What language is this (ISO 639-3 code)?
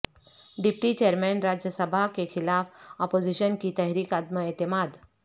urd